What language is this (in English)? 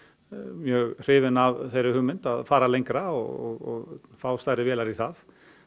Icelandic